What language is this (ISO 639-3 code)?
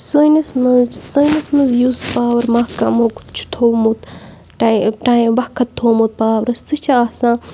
kas